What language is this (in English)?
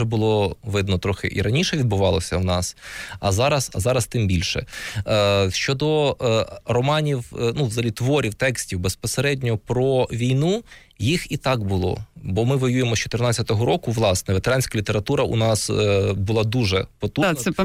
Ukrainian